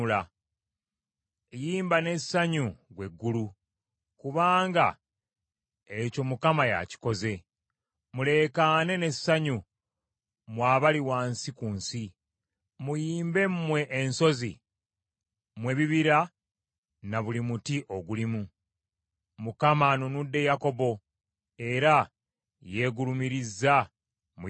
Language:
Ganda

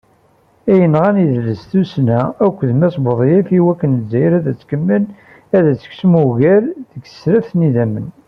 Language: Kabyle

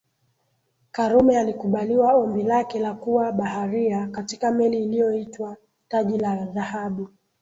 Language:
Swahili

